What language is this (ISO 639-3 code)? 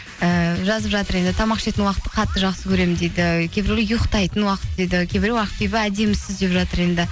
kaz